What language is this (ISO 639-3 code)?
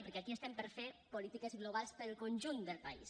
cat